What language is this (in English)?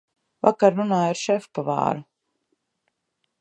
Latvian